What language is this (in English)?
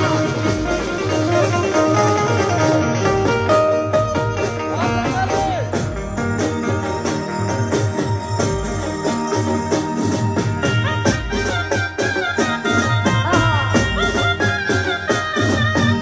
Gujarati